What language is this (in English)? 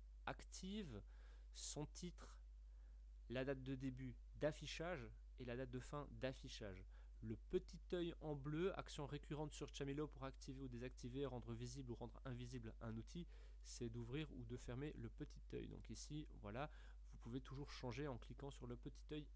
French